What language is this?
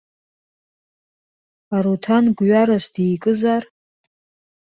Abkhazian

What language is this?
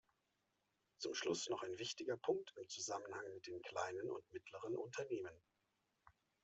German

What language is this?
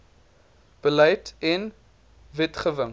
Afrikaans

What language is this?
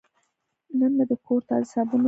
Pashto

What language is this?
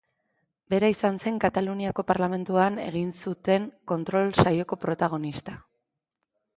Basque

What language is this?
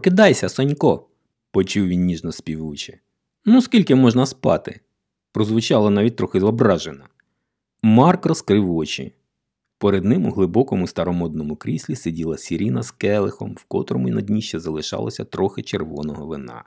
Ukrainian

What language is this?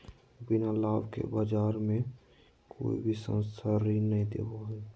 Magahi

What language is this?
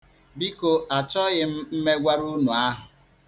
Igbo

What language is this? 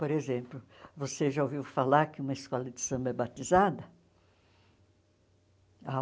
Portuguese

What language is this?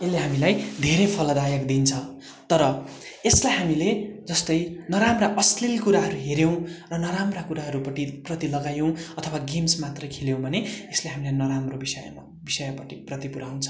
Nepali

